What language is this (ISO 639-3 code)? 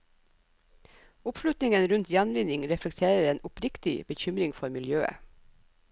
nor